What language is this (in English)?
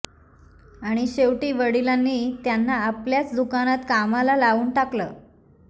Marathi